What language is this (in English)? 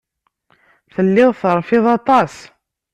Kabyle